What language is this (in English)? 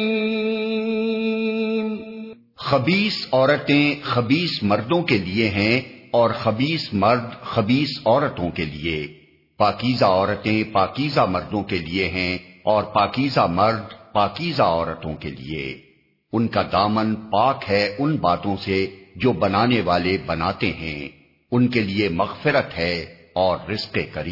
Urdu